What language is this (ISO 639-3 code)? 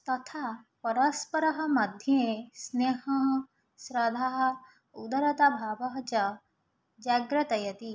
san